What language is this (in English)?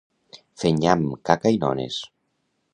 Catalan